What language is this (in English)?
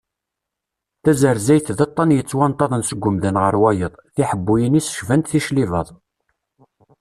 Kabyle